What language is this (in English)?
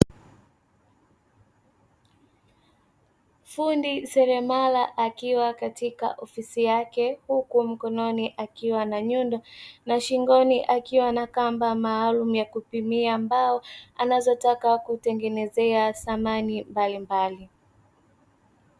Swahili